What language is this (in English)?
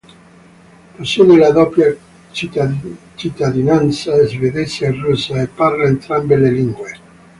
Italian